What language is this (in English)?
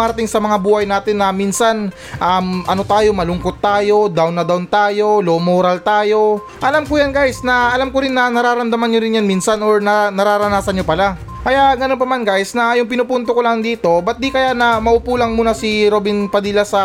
Filipino